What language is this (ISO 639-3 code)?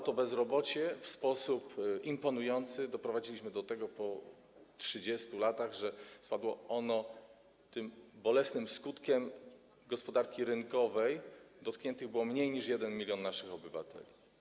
pol